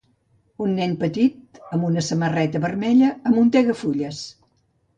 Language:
Catalan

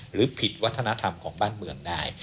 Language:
Thai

